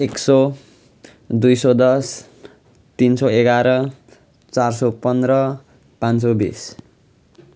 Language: Nepali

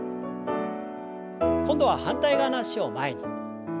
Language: Japanese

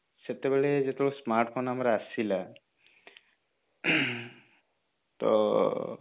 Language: Odia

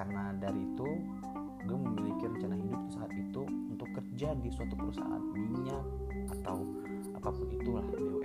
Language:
Indonesian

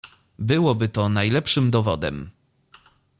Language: Polish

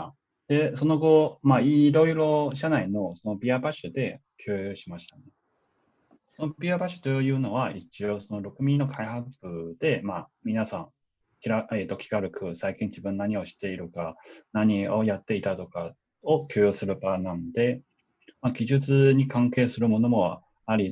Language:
Japanese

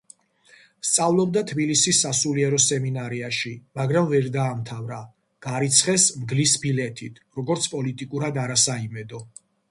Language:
Georgian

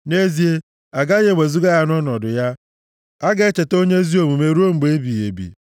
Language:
Igbo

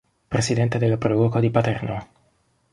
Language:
Italian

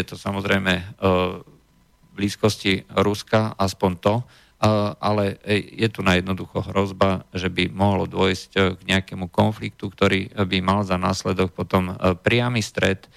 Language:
Slovak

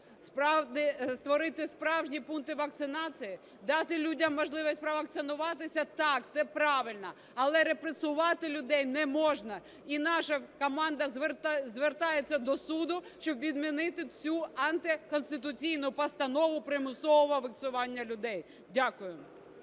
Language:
Ukrainian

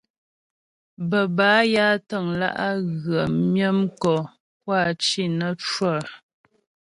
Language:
Ghomala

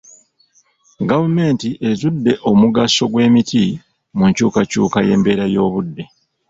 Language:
Ganda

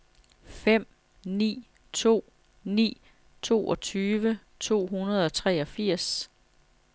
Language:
Danish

